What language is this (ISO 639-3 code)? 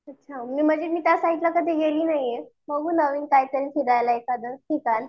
mar